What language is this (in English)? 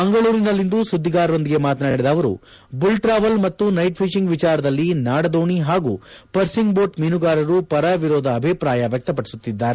Kannada